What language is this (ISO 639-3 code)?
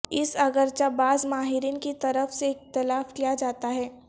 urd